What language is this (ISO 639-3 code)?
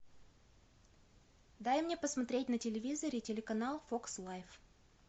rus